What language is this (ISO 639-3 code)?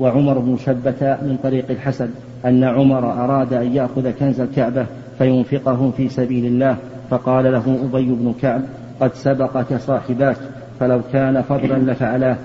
ara